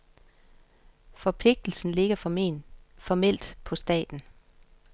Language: Danish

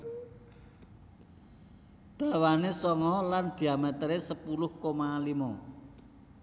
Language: Javanese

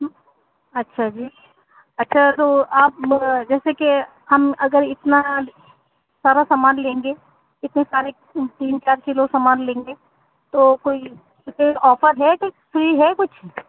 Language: Urdu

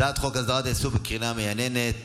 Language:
Hebrew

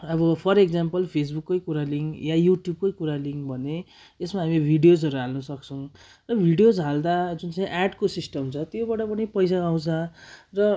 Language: Nepali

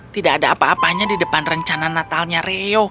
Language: Indonesian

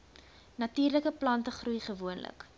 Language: Afrikaans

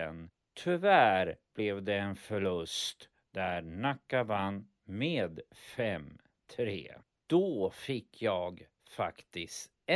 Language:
Swedish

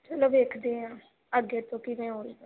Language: Punjabi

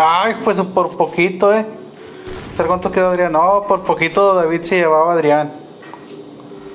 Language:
Spanish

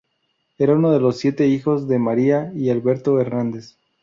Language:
Spanish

